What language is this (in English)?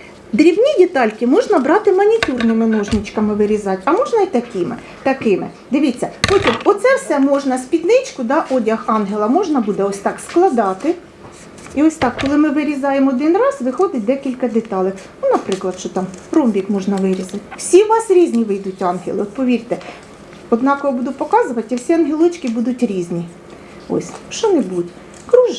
Ukrainian